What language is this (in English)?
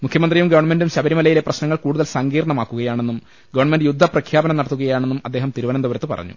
Malayalam